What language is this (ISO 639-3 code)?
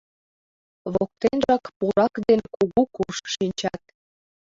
chm